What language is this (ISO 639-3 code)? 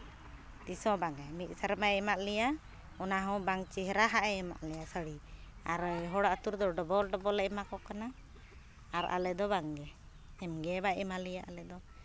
sat